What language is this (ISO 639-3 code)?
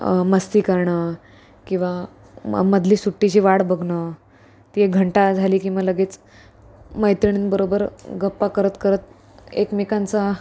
mar